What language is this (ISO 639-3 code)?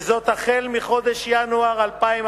heb